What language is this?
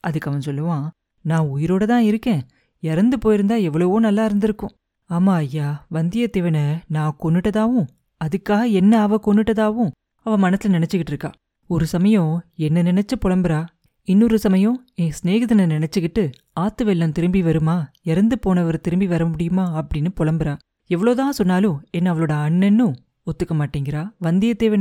Tamil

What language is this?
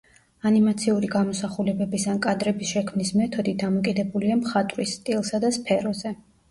Georgian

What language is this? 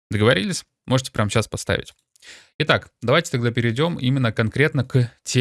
Russian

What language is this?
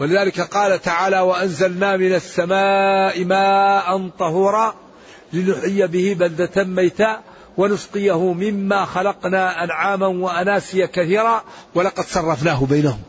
Arabic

